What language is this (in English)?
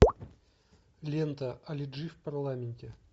Russian